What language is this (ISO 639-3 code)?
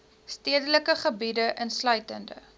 afr